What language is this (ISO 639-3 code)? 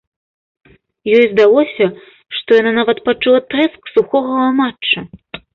bel